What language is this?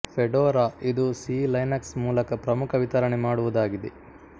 Kannada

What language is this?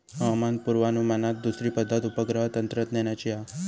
Marathi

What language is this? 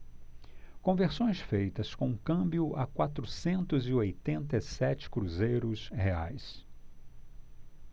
Portuguese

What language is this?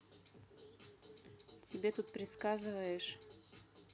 Russian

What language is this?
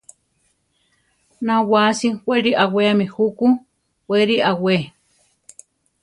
Central Tarahumara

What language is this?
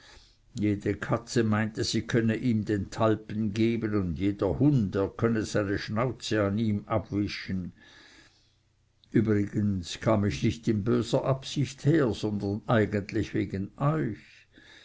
German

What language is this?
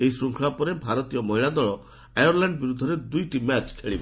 Odia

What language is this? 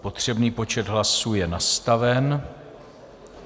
Czech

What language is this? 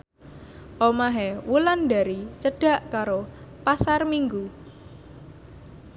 Javanese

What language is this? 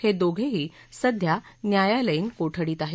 Marathi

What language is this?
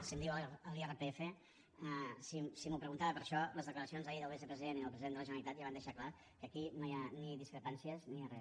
Catalan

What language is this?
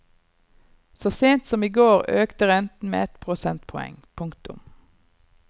Norwegian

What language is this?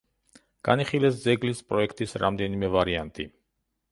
Georgian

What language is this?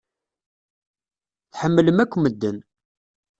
Kabyle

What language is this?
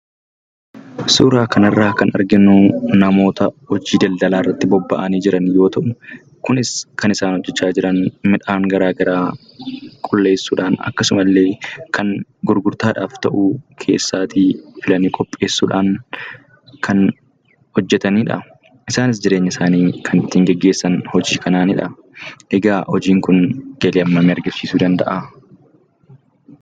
Oromo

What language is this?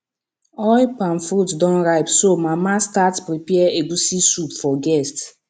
Nigerian Pidgin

